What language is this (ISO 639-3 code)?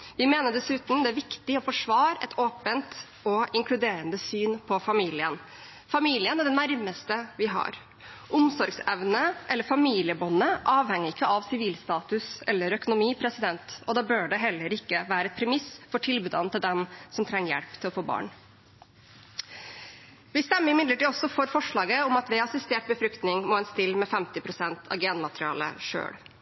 nob